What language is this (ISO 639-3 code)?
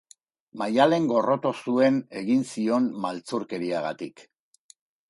eus